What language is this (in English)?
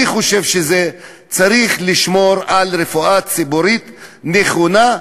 Hebrew